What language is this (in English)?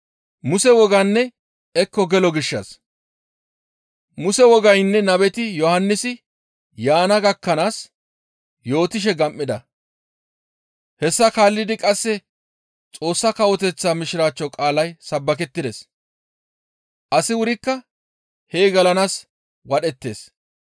Gamo